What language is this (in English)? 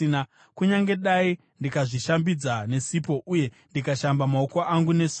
Shona